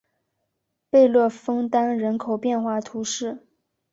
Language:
Chinese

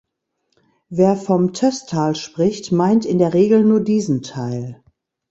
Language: German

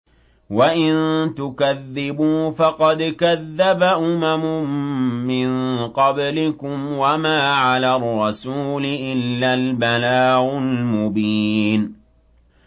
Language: Arabic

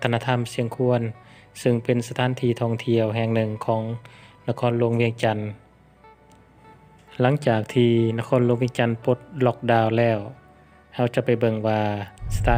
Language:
Thai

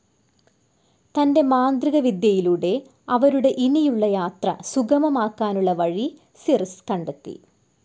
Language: Malayalam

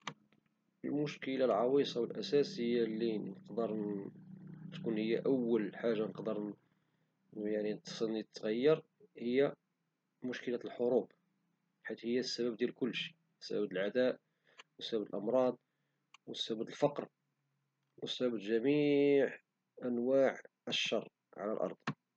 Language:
Moroccan Arabic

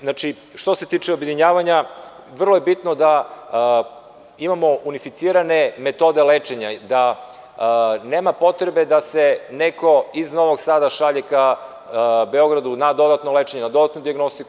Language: Serbian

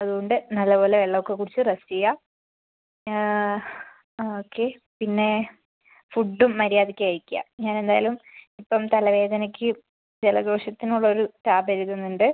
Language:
Malayalam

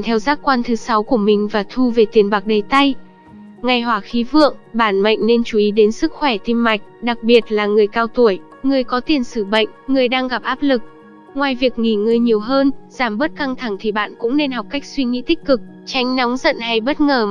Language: Vietnamese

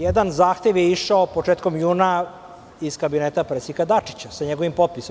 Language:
Serbian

